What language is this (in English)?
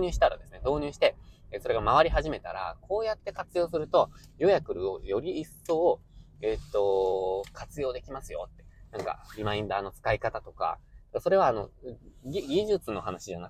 Japanese